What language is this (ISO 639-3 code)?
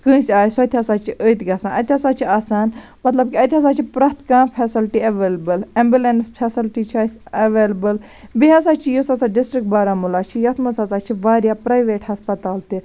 kas